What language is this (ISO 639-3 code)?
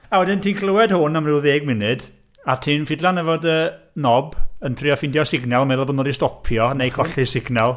cym